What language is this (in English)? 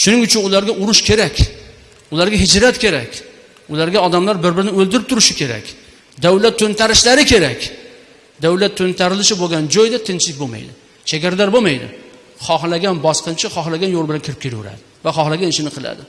Uzbek